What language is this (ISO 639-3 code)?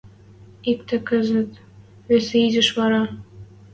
mrj